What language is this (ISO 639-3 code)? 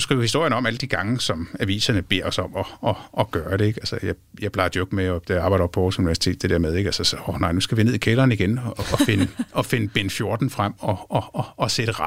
dan